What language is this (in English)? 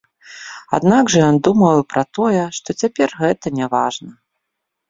Belarusian